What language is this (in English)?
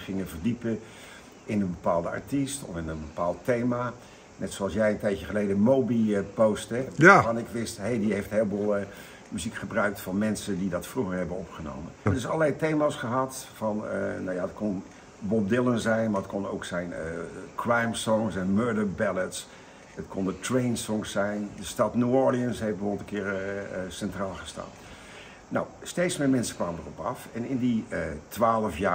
Dutch